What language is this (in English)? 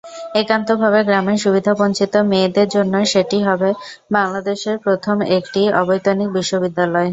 Bangla